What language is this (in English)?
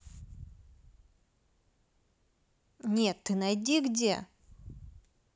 Russian